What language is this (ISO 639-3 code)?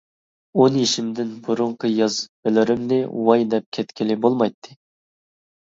uig